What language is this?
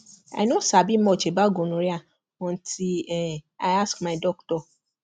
Nigerian Pidgin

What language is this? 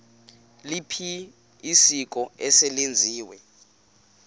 Xhosa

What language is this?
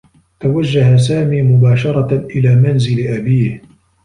Arabic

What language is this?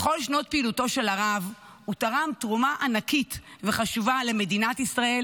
Hebrew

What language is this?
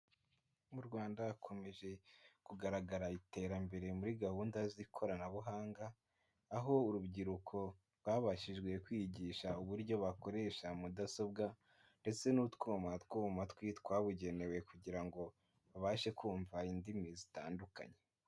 Kinyarwanda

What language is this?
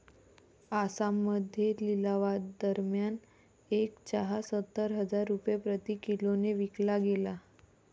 Marathi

